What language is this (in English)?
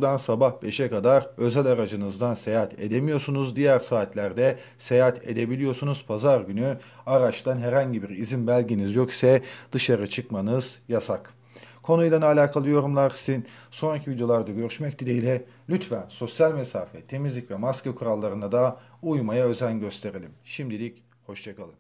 Turkish